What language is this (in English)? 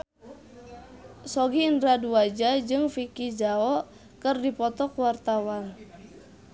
Sundanese